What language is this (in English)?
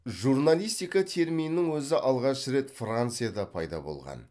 Kazakh